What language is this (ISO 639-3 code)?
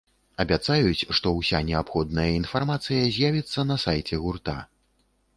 bel